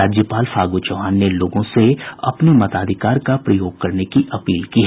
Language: Hindi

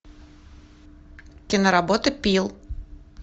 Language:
Russian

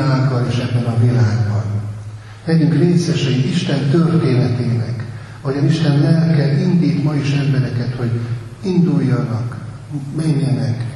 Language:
Hungarian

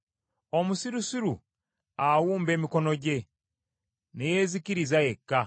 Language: Ganda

